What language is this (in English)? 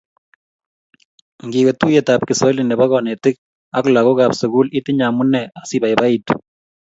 Kalenjin